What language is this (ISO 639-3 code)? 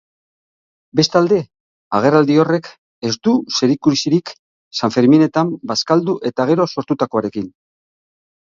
eus